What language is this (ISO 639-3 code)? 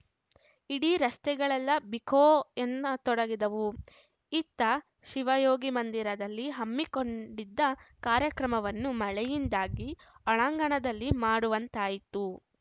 kan